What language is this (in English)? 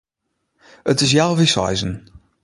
Western Frisian